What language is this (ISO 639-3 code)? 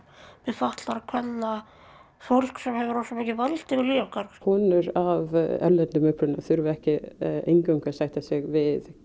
isl